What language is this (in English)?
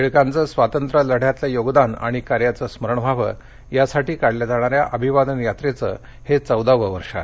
Marathi